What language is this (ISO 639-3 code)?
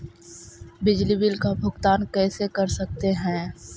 mag